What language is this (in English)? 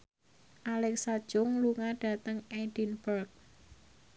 Javanese